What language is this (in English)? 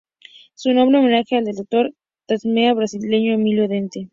Spanish